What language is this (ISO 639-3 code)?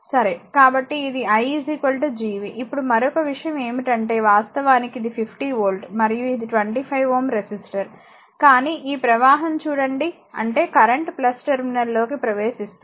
tel